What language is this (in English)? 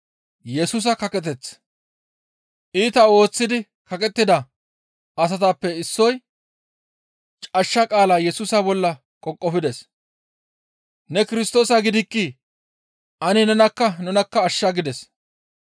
Gamo